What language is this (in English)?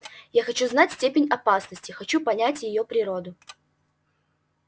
Russian